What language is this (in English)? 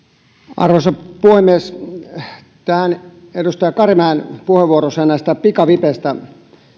Finnish